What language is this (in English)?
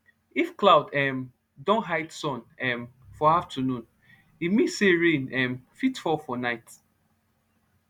Nigerian Pidgin